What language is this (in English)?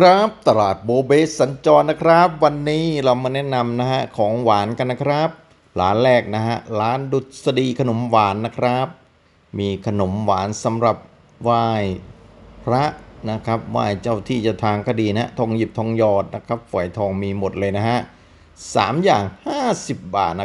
Thai